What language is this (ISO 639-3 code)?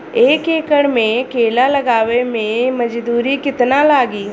bho